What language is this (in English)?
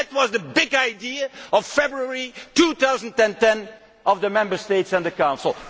English